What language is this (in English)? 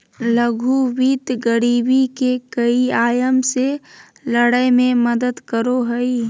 Magahi